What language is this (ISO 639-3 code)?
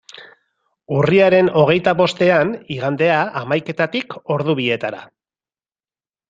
eus